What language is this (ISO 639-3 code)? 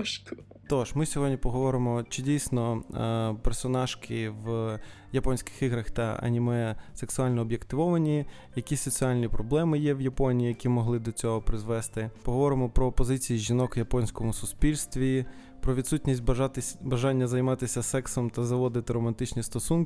ukr